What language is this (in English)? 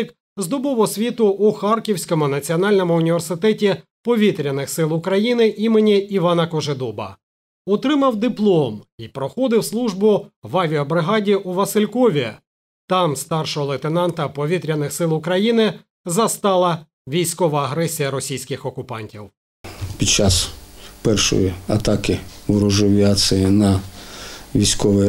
Ukrainian